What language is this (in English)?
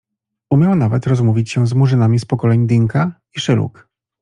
Polish